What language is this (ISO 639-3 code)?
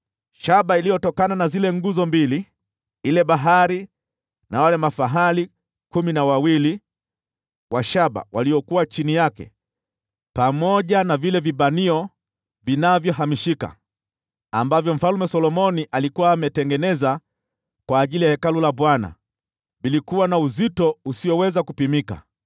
swa